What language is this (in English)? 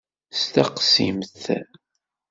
Kabyle